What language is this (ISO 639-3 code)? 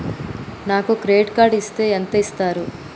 tel